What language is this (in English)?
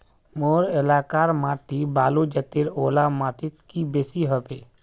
Magahi